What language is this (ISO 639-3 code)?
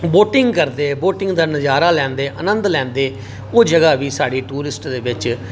doi